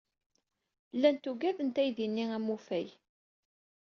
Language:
Kabyle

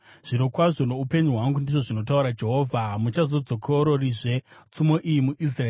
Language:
Shona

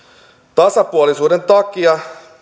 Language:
Finnish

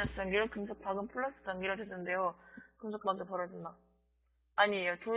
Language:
Korean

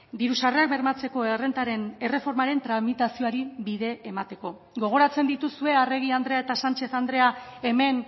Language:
Basque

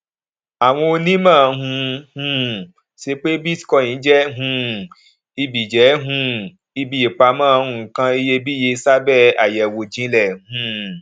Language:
Yoruba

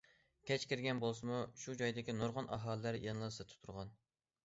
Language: Uyghur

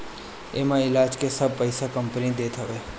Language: Bhojpuri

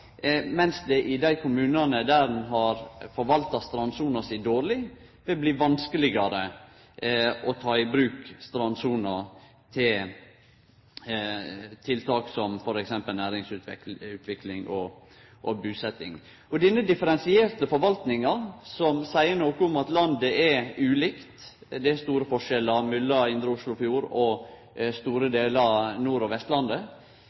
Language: Norwegian Nynorsk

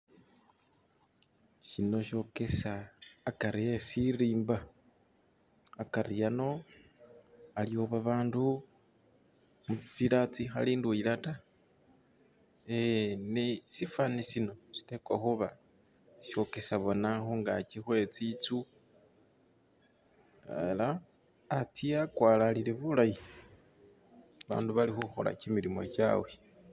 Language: Masaaba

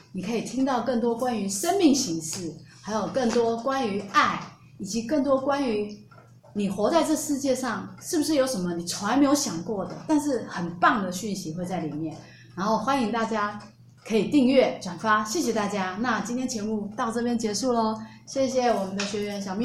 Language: Chinese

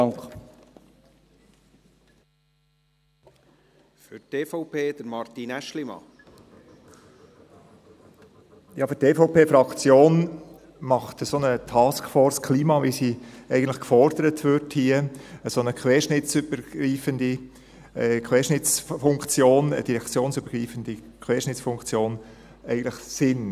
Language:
Swiss German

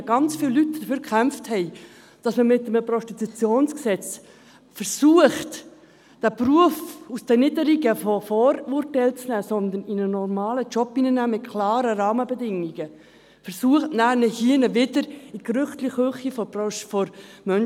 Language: Swiss German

